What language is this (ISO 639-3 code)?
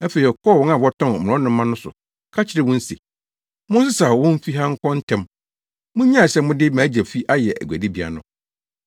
aka